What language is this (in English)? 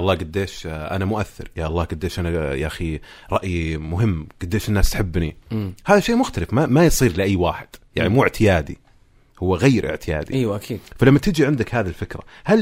Arabic